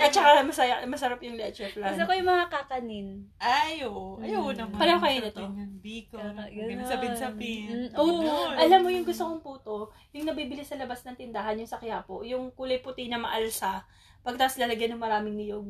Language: Filipino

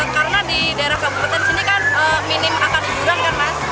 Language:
Indonesian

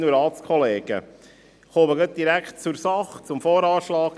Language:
Swiss German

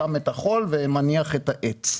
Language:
Hebrew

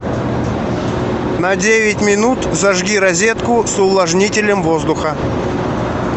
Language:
Russian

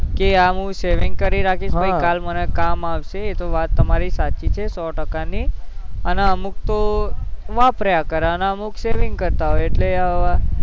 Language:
Gujarati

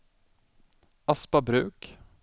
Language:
Swedish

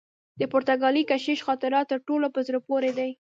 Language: Pashto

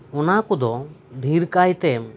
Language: Santali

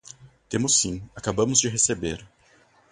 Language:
Portuguese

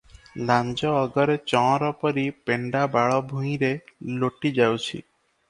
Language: Odia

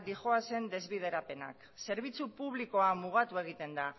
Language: Basque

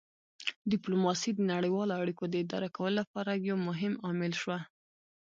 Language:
Pashto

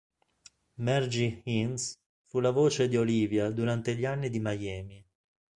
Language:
Italian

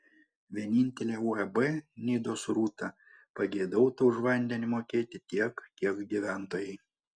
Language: Lithuanian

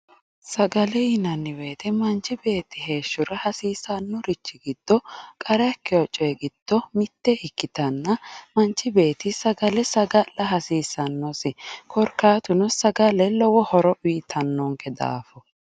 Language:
Sidamo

